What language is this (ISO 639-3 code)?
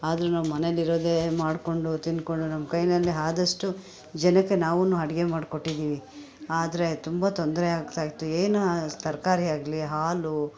kan